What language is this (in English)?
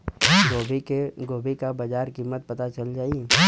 Bhojpuri